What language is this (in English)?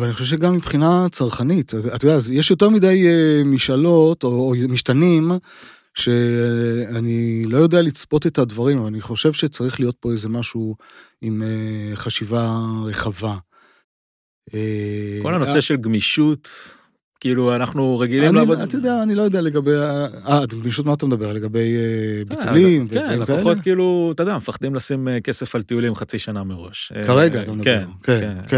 Hebrew